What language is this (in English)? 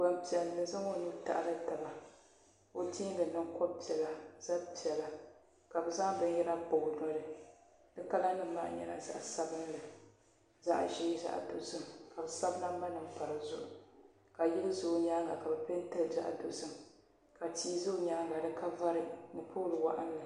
Dagbani